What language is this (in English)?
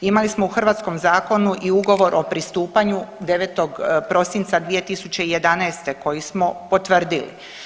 Croatian